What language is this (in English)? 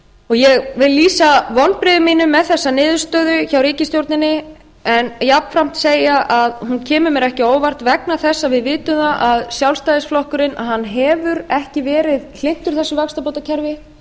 Icelandic